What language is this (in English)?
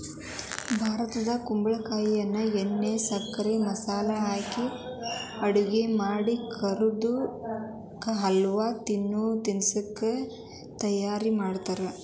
Kannada